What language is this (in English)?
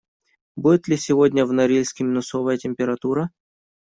Russian